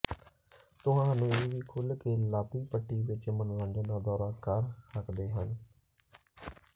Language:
Punjabi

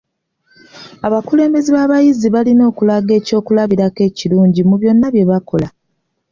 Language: Ganda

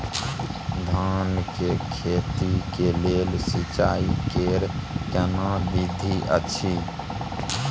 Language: Maithili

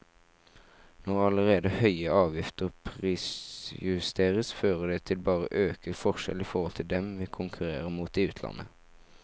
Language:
Norwegian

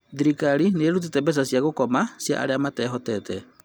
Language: Kikuyu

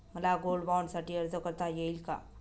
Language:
Marathi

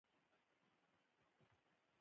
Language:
Pashto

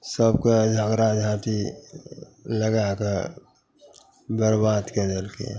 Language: Maithili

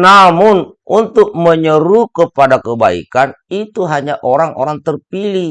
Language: Indonesian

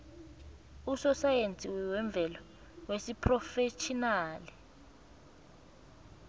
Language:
South Ndebele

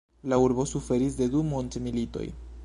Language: Esperanto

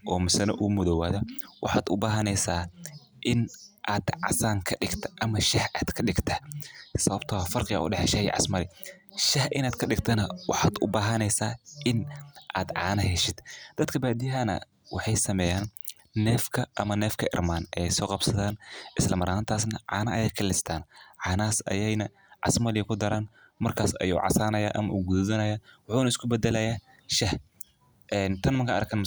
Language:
Somali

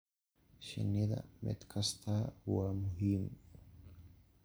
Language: Somali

